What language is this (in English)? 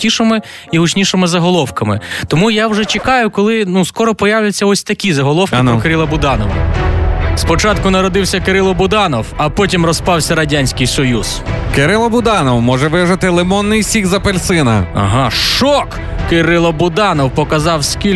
Ukrainian